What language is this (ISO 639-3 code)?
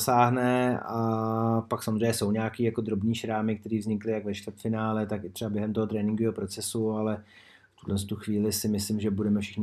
ces